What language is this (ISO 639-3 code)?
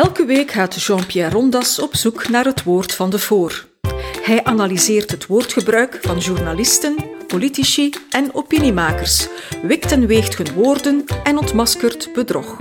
nld